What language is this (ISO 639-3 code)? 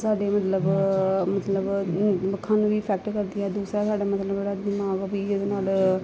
pan